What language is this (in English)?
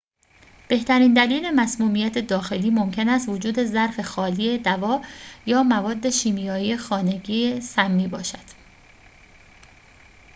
Persian